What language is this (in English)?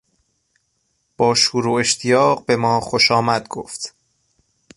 Persian